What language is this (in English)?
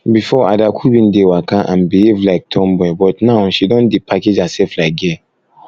Nigerian Pidgin